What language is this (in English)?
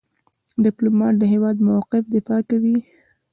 Pashto